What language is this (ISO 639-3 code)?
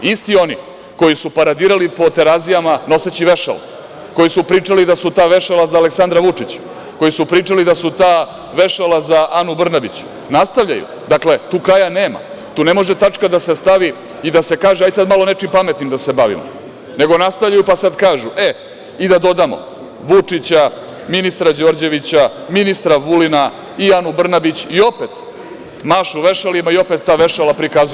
srp